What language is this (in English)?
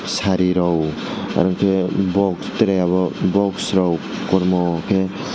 Kok Borok